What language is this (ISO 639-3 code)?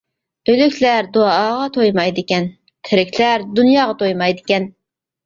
uig